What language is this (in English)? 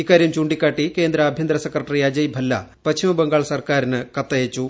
Malayalam